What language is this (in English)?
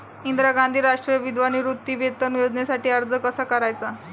Marathi